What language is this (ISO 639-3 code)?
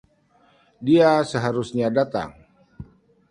ind